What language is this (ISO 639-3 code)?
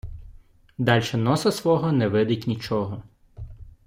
ukr